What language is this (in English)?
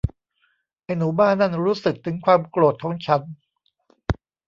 Thai